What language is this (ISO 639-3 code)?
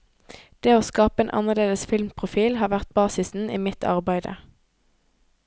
nor